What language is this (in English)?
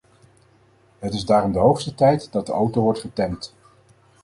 Dutch